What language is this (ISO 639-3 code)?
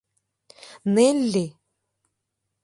chm